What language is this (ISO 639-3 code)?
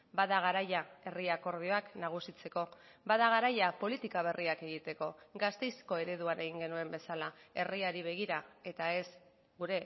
eus